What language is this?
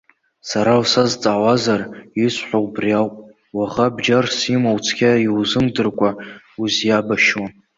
Abkhazian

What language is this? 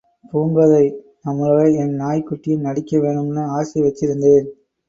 Tamil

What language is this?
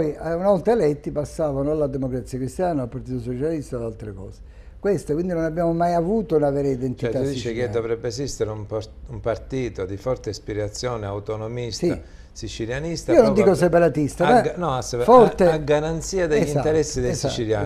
Italian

